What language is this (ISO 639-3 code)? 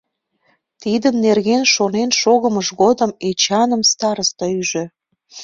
chm